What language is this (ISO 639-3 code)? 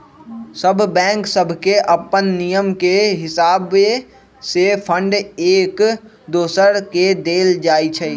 mag